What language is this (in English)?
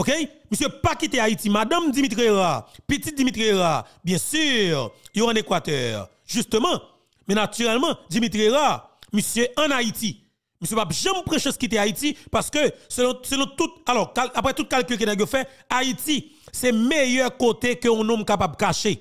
French